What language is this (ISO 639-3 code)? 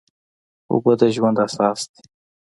pus